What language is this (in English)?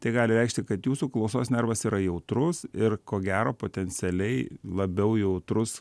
Lithuanian